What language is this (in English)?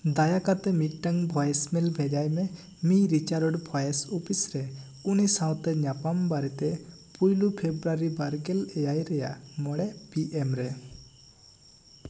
Santali